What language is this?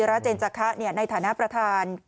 Thai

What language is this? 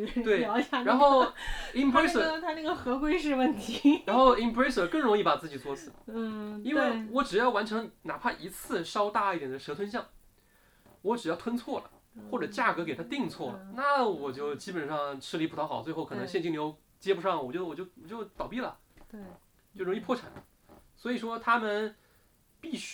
Chinese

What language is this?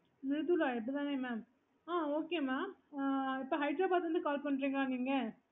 Tamil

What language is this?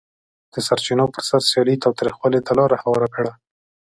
Pashto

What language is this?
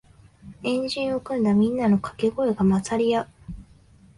Japanese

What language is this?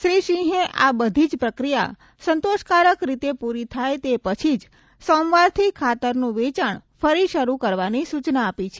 Gujarati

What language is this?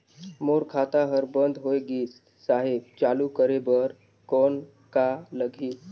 Chhattisgarhi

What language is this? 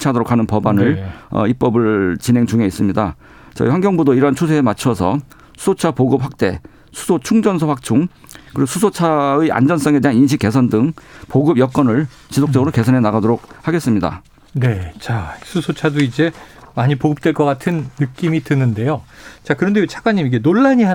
Korean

